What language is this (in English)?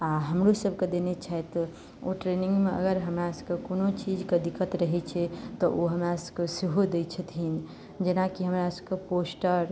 Maithili